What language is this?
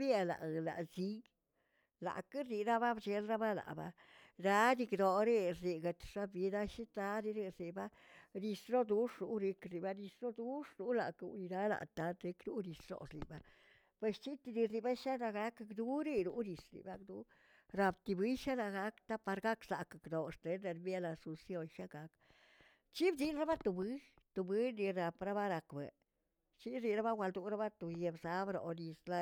Tilquiapan Zapotec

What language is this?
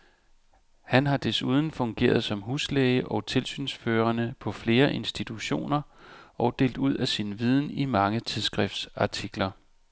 Danish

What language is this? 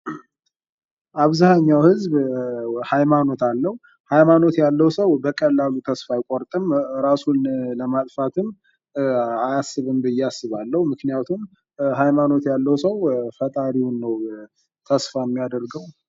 Amharic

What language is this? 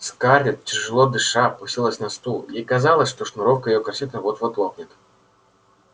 Russian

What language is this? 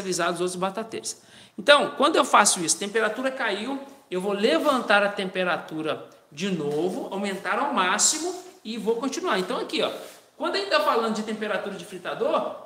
Portuguese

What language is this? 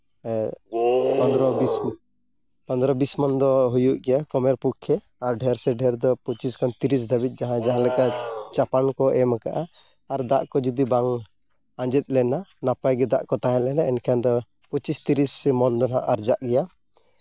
Santali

